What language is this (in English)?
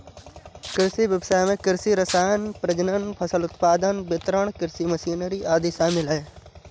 Hindi